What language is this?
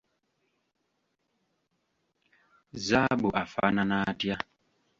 Ganda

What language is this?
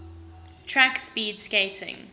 English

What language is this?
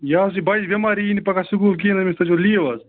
Kashmiri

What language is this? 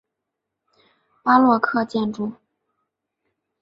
Chinese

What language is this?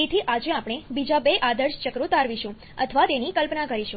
Gujarati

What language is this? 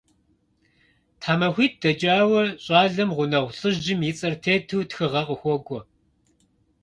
Kabardian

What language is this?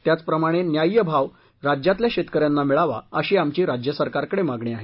Marathi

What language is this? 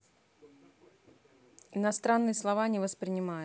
Russian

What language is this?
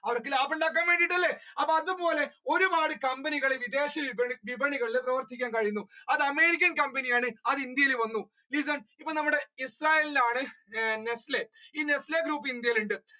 Malayalam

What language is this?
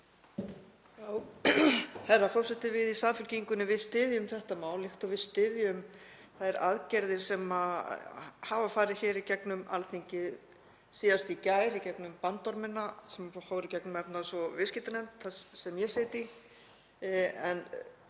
Icelandic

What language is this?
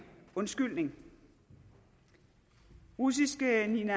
Danish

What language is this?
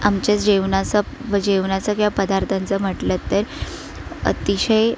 Marathi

